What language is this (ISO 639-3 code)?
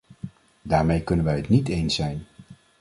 nld